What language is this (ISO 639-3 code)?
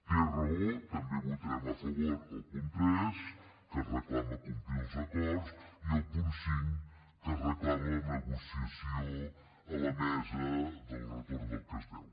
cat